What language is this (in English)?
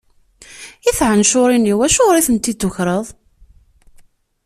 Kabyle